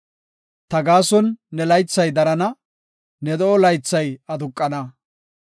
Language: Gofa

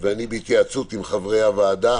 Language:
Hebrew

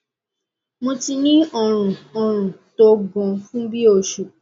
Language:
Yoruba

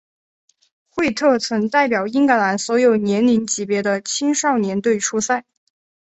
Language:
Chinese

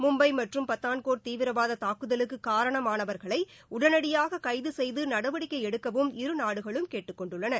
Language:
Tamil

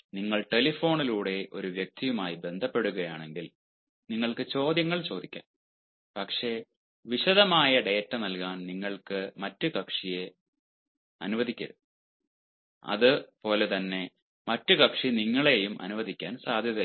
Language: Malayalam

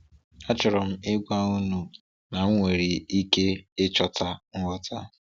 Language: Igbo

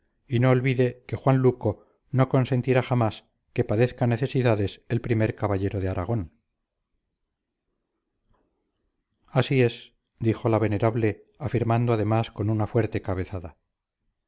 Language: Spanish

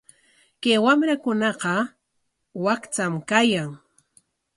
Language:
Corongo Ancash Quechua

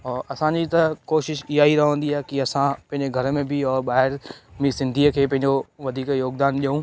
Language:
Sindhi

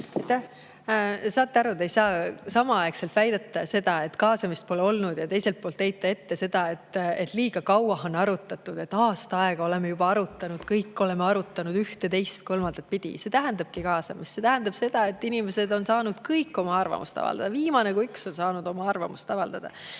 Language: Estonian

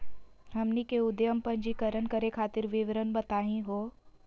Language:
Magahi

